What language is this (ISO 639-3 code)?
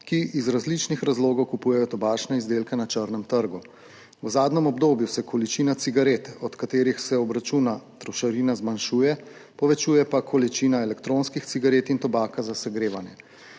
slv